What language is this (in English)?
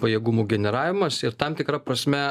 Lithuanian